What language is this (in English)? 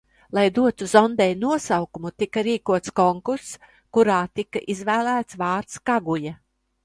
Latvian